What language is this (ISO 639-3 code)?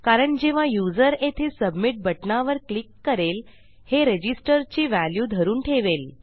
mar